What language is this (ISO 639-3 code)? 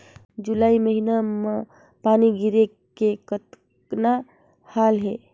hne